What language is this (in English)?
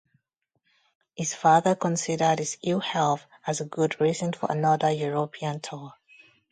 English